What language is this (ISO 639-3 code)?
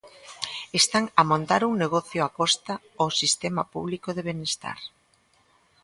glg